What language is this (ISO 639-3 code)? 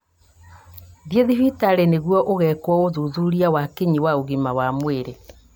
kik